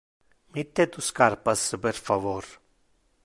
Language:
Interlingua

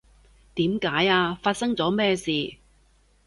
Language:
Cantonese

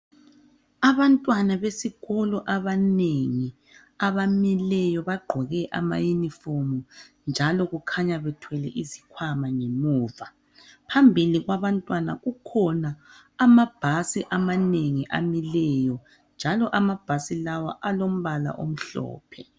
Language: North Ndebele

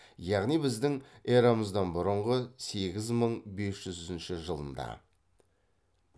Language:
Kazakh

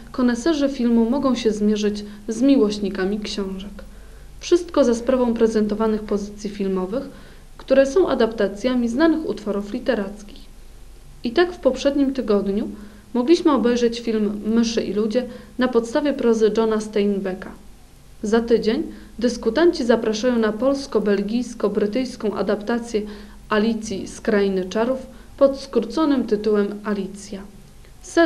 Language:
Polish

